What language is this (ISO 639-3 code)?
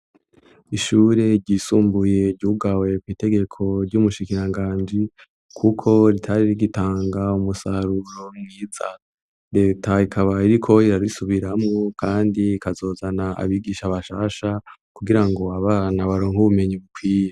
run